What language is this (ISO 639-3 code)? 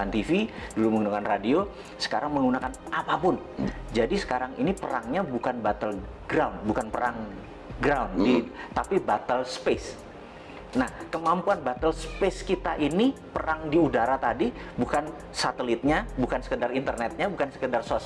ind